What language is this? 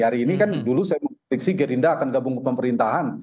Indonesian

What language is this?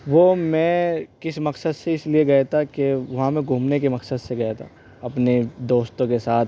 Urdu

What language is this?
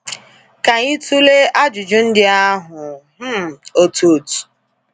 Igbo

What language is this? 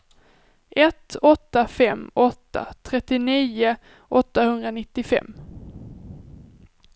Swedish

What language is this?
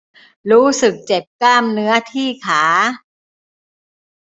Thai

